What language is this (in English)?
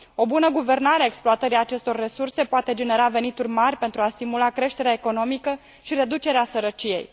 Romanian